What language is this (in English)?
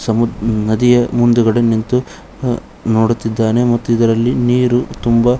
Kannada